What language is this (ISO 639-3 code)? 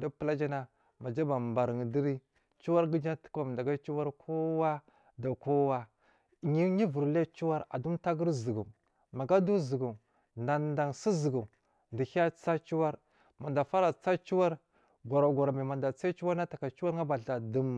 mfm